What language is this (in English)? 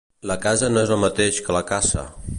Catalan